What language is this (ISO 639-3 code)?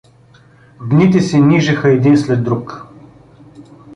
bul